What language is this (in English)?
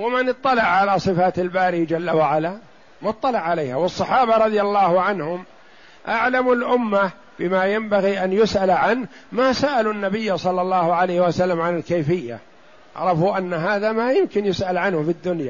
Arabic